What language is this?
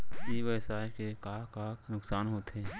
Chhattisgarhi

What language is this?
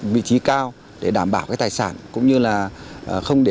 Vietnamese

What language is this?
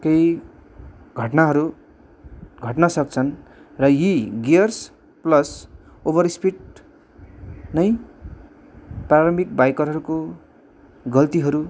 Nepali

